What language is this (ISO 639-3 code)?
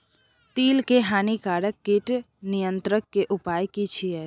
mai